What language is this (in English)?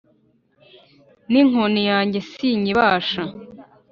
Kinyarwanda